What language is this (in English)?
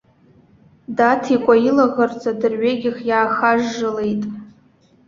Abkhazian